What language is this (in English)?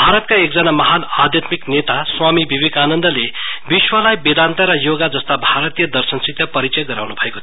Nepali